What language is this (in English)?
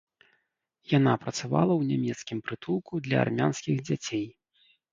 Belarusian